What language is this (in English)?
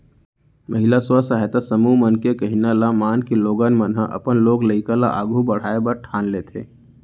Chhattisgarhi